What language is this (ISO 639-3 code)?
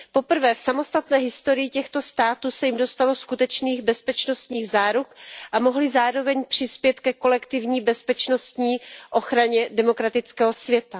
ces